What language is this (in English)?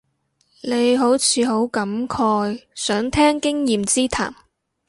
Cantonese